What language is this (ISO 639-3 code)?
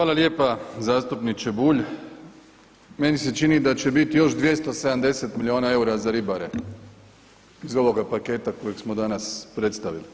hrv